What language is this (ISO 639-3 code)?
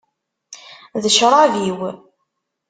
kab